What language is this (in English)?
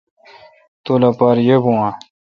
Kalkoti